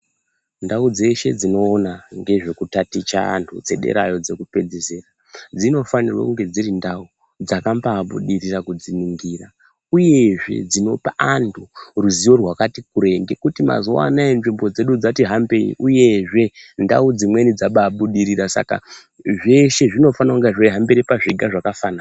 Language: Ndau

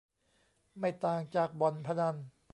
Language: Thai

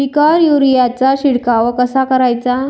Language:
Marathi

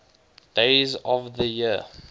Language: English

